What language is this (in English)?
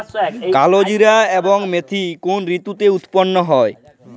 Bangla